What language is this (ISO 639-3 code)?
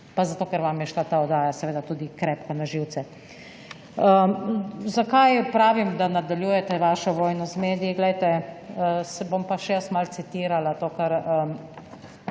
slv